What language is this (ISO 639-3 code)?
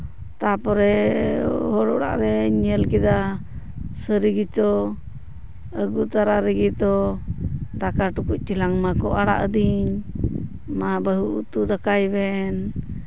sat